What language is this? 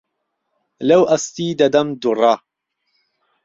Central Kurdish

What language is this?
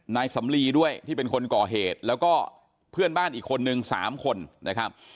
Thai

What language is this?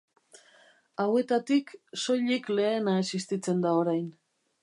Basque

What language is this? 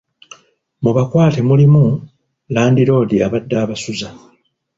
Ganda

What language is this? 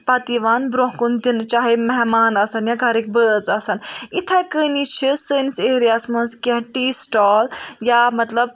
Kashmiri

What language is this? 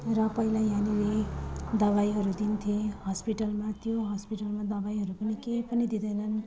Nepali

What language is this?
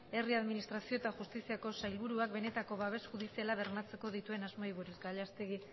Basque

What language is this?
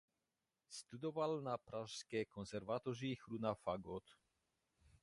Czech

